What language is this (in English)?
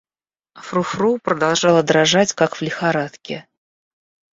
Russian